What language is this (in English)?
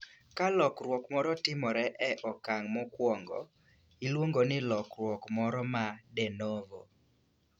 Luo (Kenya and Tanzania)